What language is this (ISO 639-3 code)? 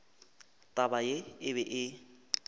nso